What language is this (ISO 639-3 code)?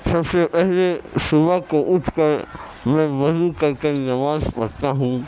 urd